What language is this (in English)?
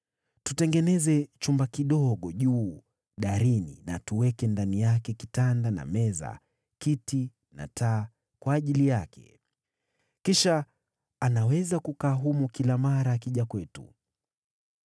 Swahili